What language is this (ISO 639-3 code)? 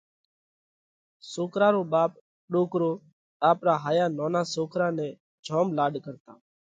kvx